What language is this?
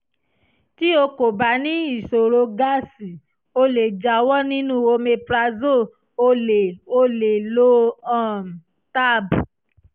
Yoruba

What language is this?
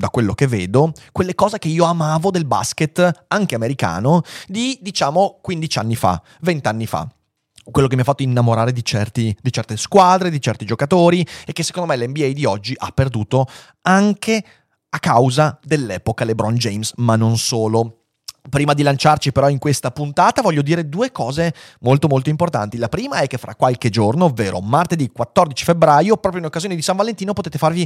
Italian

